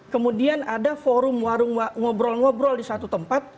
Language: Indonesian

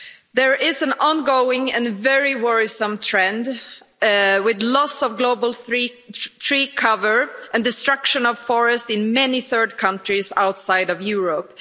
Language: English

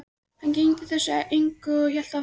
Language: Icelandic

